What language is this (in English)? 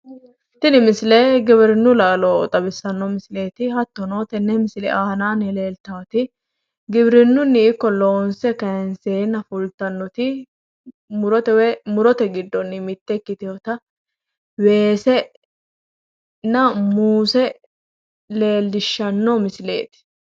Sidamo